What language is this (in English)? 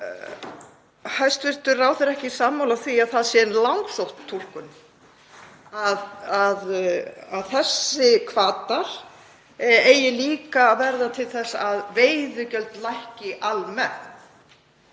Icelandic